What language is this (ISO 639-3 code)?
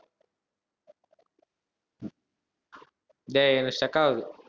tam